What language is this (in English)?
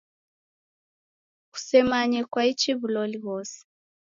Taita